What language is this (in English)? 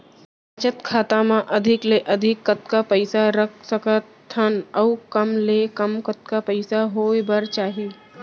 Chhattisgarhi